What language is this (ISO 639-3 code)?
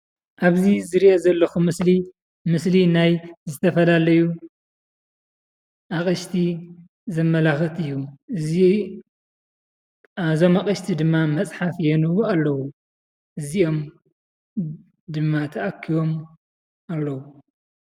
tir